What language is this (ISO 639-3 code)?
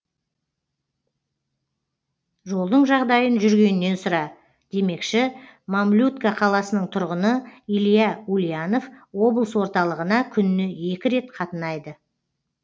kaz